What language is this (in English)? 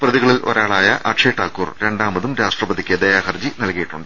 Malayalam